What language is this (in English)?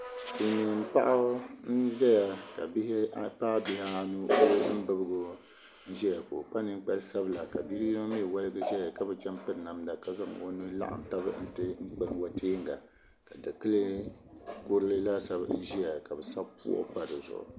Dagbani